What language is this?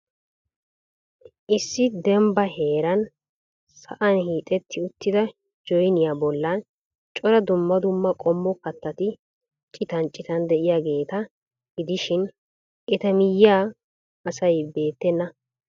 Wolaytta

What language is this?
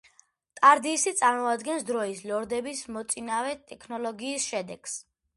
Georgian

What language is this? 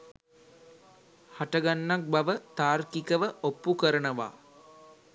Sinhala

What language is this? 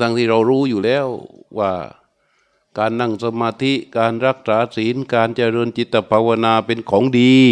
Thai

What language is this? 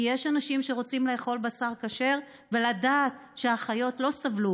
Hebrew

